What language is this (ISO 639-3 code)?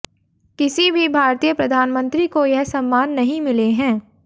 hin